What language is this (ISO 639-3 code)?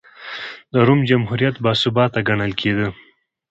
pus